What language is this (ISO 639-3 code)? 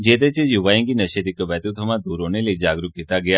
doi